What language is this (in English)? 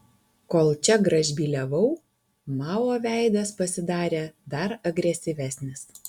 Lithuanian